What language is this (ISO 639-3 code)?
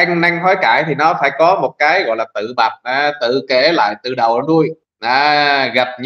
vie